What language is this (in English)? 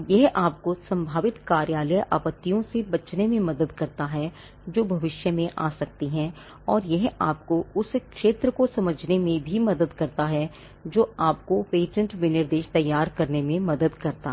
Hindi